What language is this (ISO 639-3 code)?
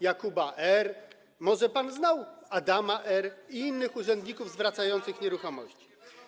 pol